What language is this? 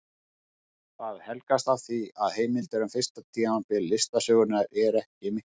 Icelandic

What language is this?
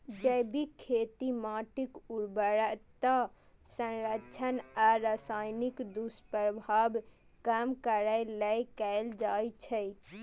Maithili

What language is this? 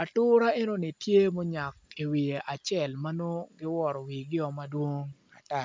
Acoli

